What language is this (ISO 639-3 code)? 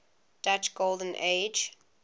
eng